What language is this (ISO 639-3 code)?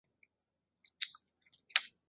zho